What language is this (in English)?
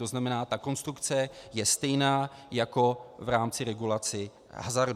Czech